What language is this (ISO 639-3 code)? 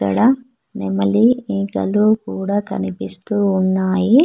tel